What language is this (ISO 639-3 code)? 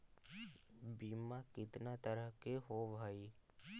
mag